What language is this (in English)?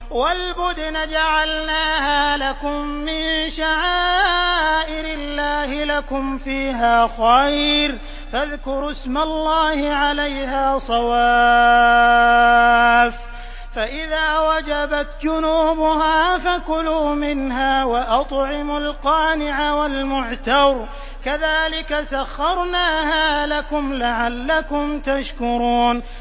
Arabic